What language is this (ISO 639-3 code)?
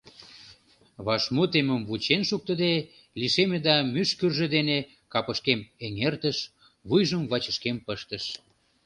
chm